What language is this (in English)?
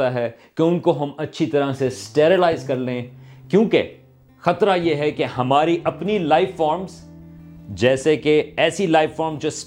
Urdu